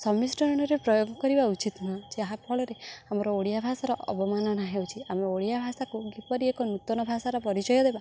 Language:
Odia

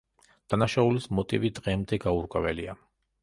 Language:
Georgian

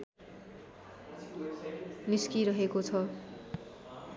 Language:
Nepali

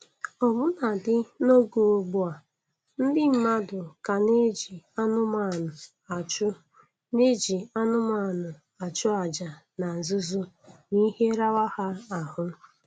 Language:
Igbo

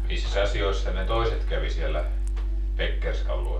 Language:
Finnish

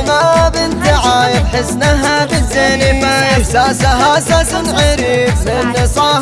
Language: Arabic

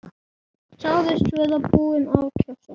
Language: Icelandic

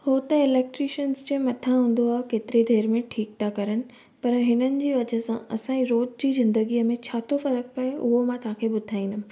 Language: Sindhi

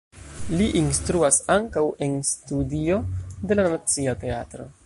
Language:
Esperanto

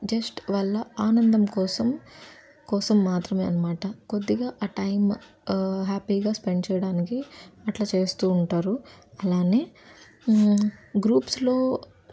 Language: Telugu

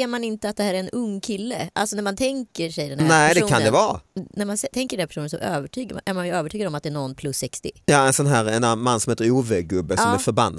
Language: Swedish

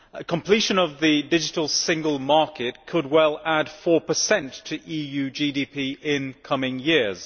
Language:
English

